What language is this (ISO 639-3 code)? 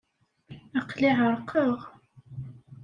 kab